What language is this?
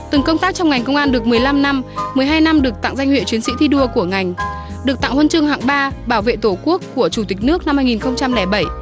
Vietnamese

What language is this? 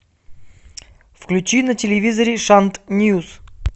Russian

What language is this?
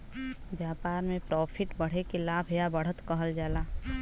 Bhojpuri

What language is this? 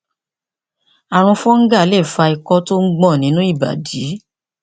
Yoruba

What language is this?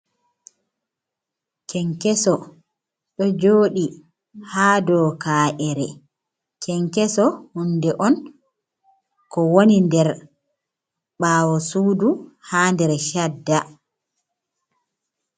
Fula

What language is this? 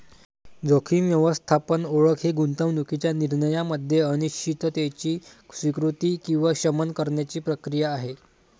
Marathi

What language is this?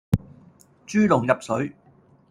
Cantonese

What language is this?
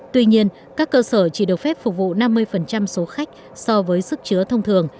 Vietnamese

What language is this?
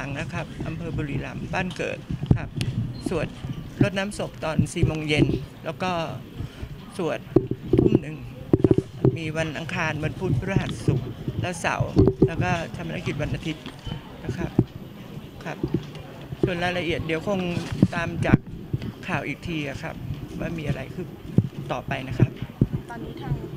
Thai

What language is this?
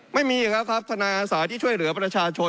Thai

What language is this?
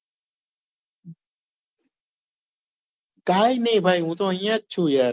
Gujarati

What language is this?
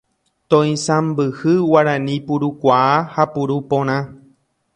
Guarani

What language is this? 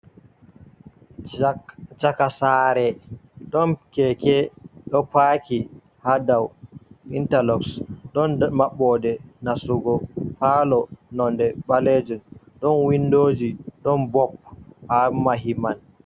Fula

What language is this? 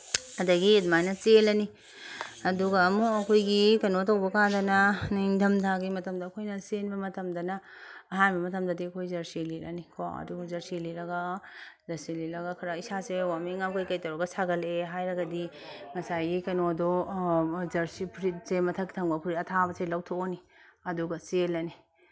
Manipuri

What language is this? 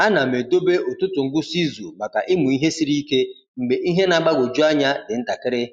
Igbo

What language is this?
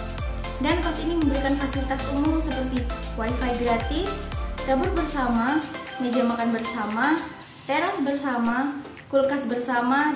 Indonesian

